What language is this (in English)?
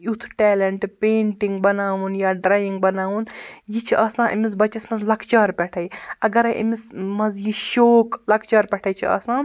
Kashmiri